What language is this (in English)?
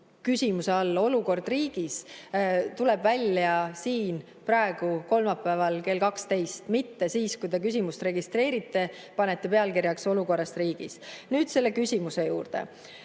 Estonian